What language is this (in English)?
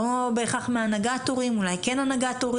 Hebrew